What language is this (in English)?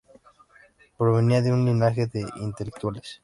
Spanish